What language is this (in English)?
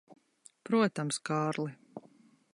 Latvian